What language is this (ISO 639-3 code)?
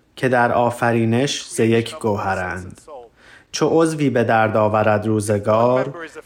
fas